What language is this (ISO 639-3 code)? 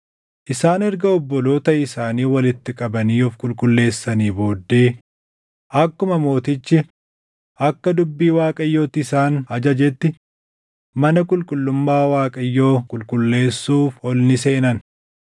orm